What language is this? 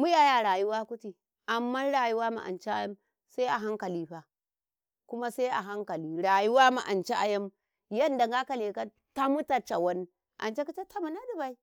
Karekare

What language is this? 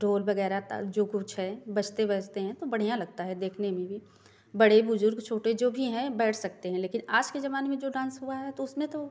Hindi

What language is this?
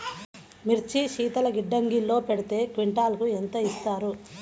Telugu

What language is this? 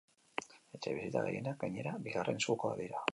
Basque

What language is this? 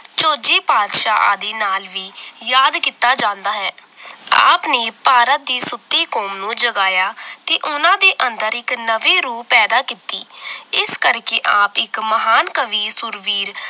Punjabi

